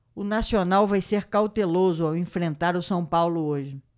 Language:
Portuguese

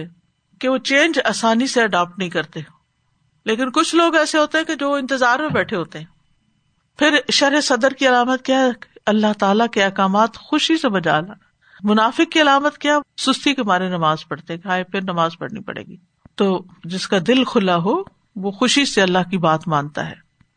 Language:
Urdu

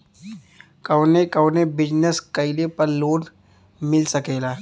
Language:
Bhojpuri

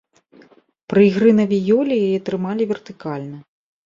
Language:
Belarusian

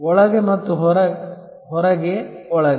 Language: Kannada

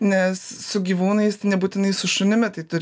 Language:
Lithuanian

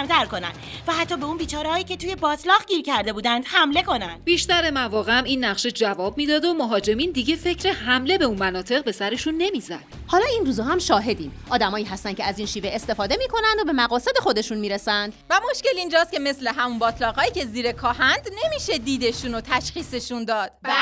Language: Persian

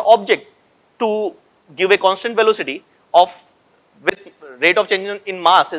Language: Hindi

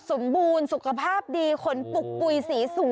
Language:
Thai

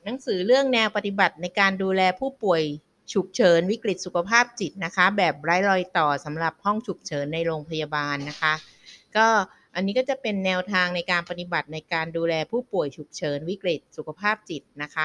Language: Thai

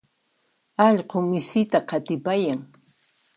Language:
Puno Quechua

